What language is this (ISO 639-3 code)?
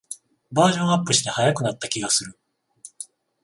jpn